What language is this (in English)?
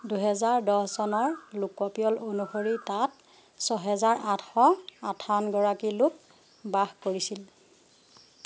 Assamese